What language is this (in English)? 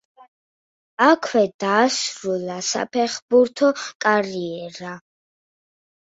Georgian